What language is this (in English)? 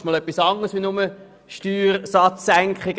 Swiss German